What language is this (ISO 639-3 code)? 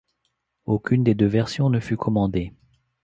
fra